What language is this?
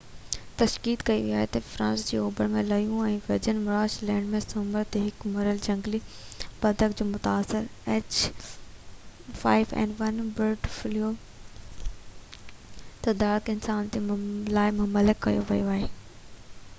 Sindhi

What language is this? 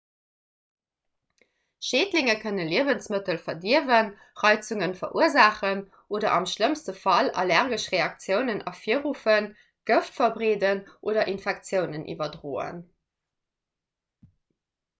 Luxembourgish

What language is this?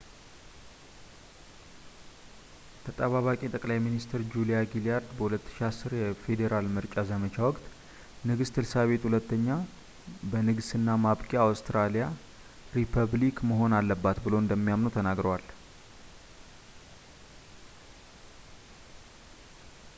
Amharic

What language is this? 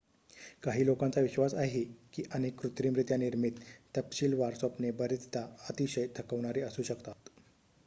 Marathi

